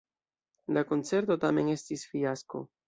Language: Esperanto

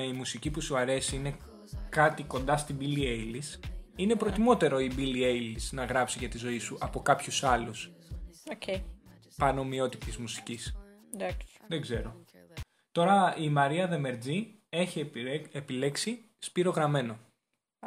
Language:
Greek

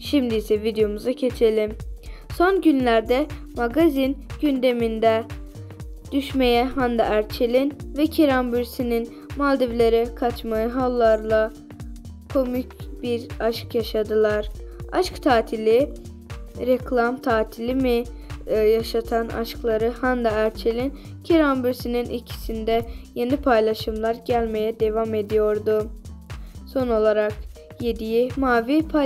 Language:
Turkish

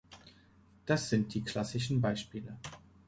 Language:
German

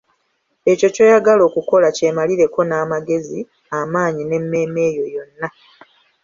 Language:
Ganda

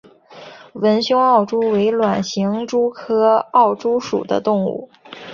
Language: Chinese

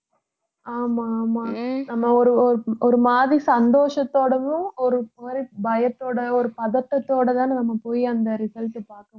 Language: Tamil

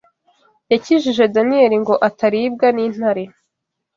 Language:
Kinyarwanda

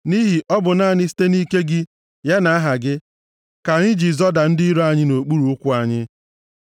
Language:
Igbo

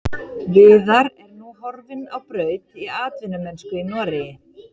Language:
Icelandic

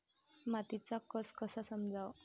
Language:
Marathi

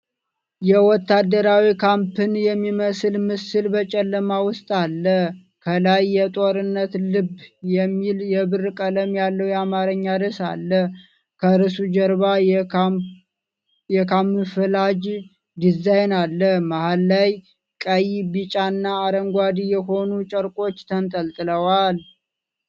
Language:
Amharic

